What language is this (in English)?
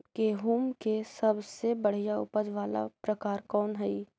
Magahi